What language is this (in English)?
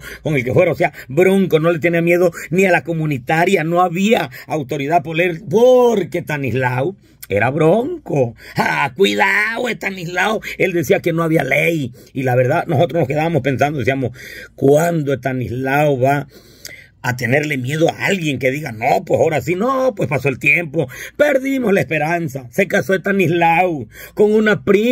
Spanish